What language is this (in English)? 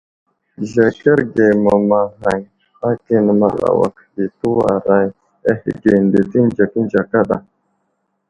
Wuzlam